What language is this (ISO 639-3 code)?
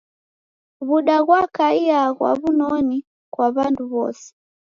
dav